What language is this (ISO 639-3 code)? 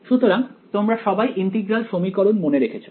ben